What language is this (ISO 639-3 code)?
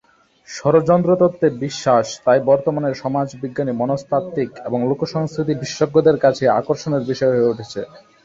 ben